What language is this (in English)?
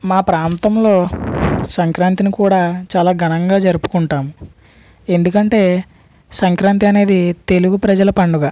Telugu